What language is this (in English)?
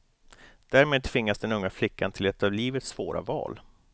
Swedish